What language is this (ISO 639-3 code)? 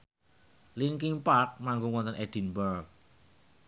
jav